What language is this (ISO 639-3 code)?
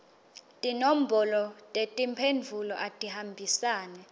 ssw